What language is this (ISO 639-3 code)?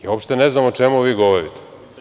srp